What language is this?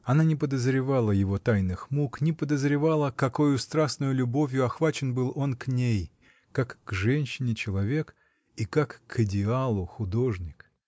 Russian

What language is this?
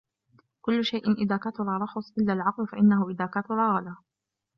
Arabic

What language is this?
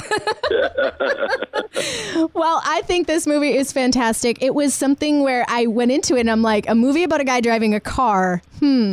English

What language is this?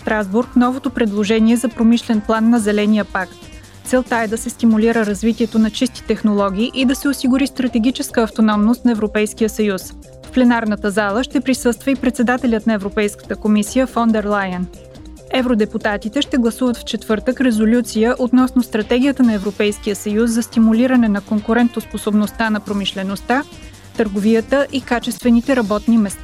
Bulgarian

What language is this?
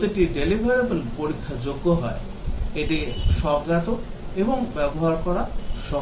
Bangla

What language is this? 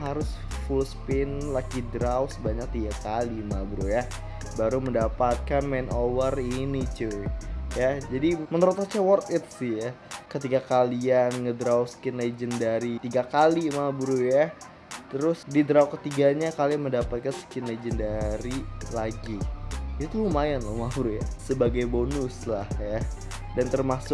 Indonesian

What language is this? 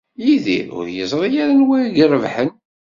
Kabyle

